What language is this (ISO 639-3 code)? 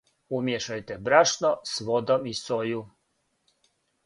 srp